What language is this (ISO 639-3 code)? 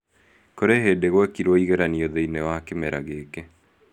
kik